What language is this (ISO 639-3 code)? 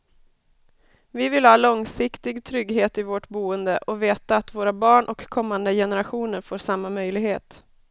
swe